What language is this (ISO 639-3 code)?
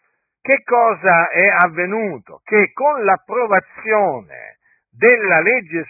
ita